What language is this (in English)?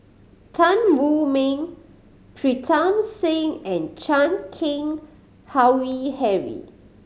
English